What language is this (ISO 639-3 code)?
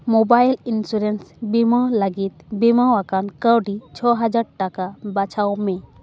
sat